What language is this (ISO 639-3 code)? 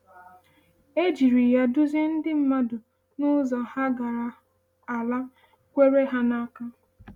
ibo